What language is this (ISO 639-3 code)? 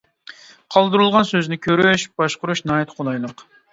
uig